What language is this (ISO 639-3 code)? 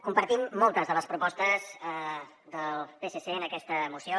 cat